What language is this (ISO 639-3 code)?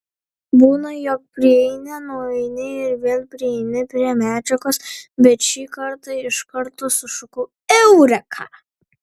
lit